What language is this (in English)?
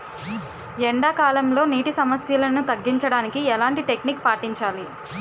Telugu